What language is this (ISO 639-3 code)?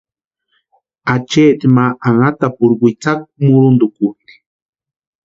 pua